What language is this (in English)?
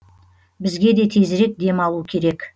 Kazakh